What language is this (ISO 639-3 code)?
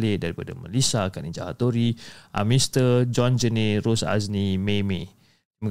msa